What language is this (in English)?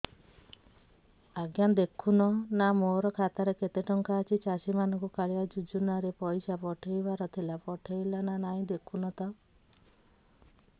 Odia